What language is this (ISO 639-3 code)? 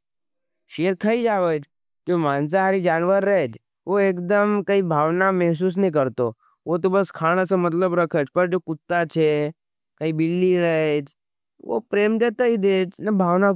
noe